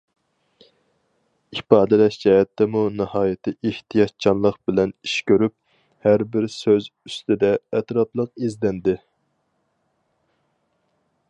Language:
Uyghur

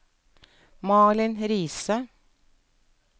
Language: Norwegian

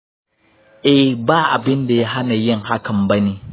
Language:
Hausa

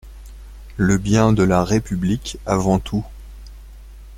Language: French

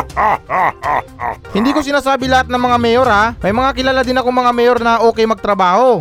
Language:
Filipino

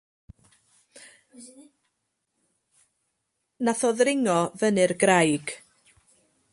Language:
Welsh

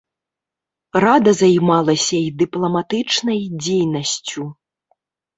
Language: Belarusian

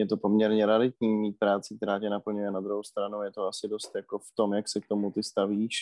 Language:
Czech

